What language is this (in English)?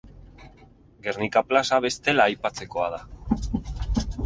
Basque